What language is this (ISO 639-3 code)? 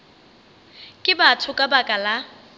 nso